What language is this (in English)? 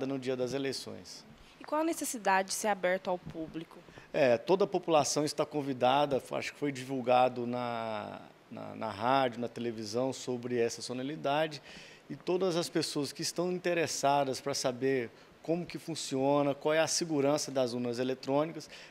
Portuguese